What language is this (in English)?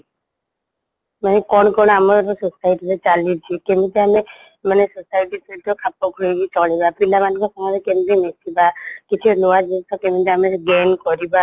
Odia